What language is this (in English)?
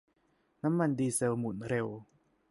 Thai